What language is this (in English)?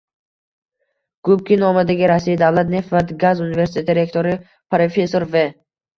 Uzbek